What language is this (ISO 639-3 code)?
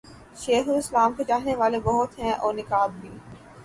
urd